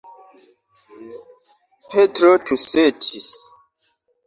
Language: Esperanto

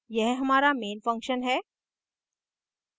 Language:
Hindi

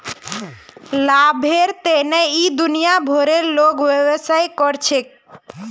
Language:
Magahi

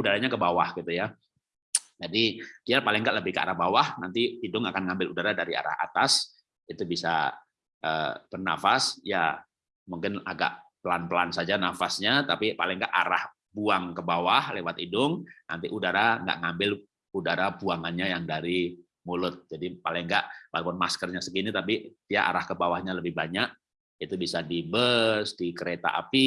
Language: Indonesian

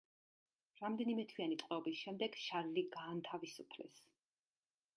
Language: Georgian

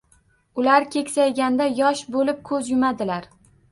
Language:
Uzbek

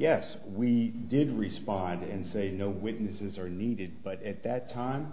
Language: English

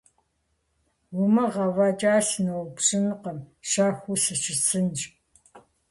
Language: Kabardian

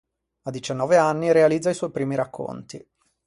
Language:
Italian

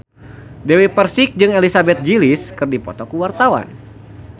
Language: Sundanese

